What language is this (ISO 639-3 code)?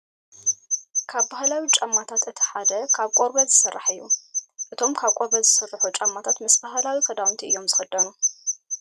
tir